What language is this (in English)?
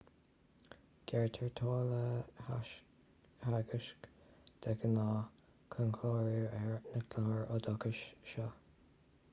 Irish